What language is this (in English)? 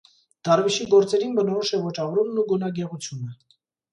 Armenian